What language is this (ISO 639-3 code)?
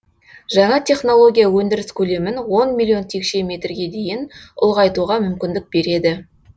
kaz